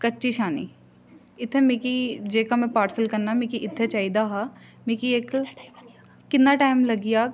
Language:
Dogri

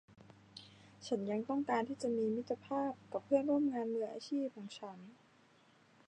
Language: Thai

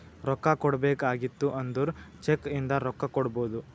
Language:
Kannada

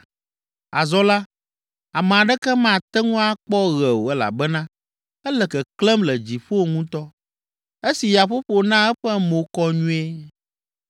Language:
Ewe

